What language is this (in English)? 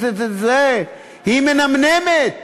Hebrew